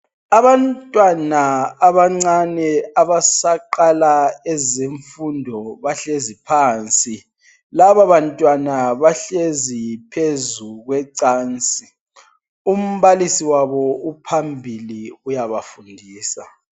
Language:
North Ndebele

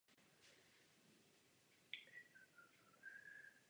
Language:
Czech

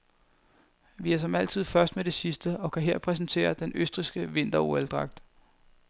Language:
Danish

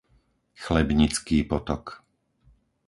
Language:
Slovak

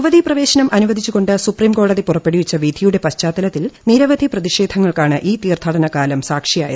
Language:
Malayalam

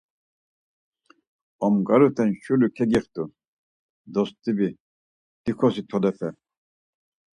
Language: Laz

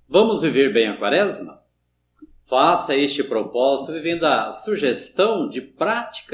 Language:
Portuguese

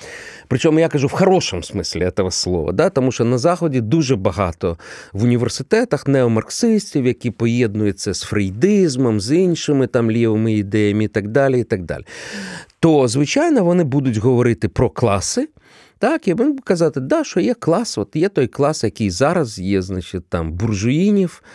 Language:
Ukrainian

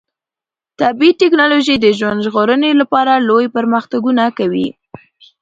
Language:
Pashto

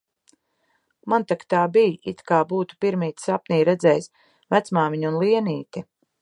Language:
Latvian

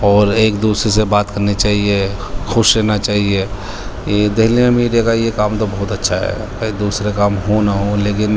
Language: Urdu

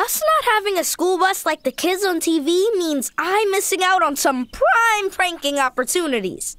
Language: German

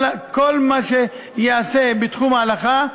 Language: Hebrew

